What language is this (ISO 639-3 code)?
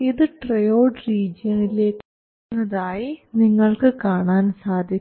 mal